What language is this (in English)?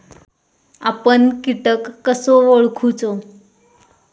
Marathi